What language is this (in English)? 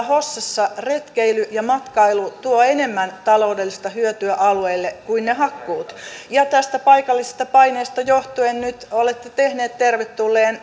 Finnish